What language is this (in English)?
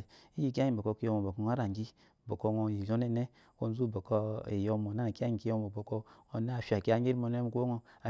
Eloyi